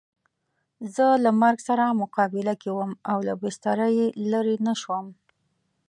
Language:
Pashto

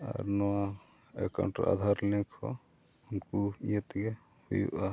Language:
Santali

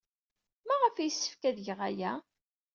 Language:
Kabyle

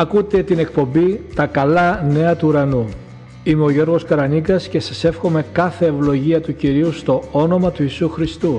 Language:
Greek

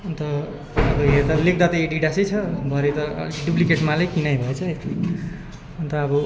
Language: Nepali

